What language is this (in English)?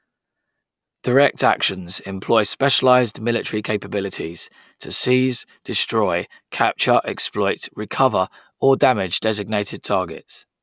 English